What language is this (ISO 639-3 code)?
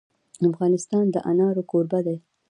pus